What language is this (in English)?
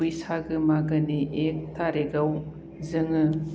Bodo